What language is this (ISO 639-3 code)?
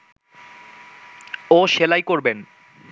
ben